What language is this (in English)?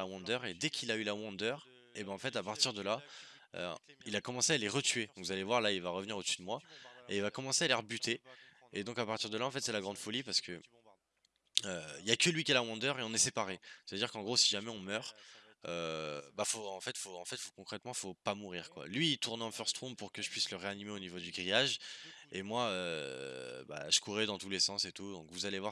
French